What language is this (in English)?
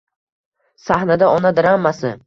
Uzbek